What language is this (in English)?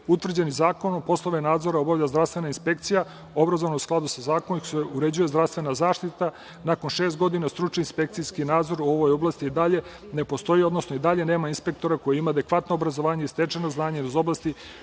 Serbian